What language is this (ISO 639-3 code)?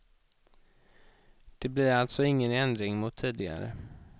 swe